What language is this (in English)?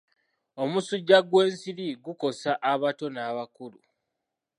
Ganda